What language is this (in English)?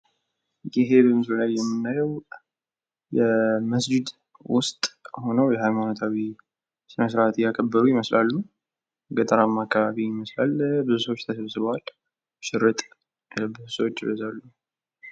Amharic